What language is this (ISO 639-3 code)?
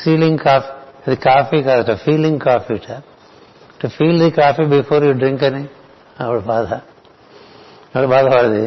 tel